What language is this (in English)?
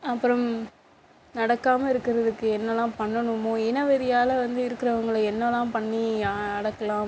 Tamil